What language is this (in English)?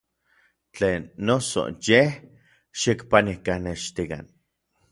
Orizaba Nahuatl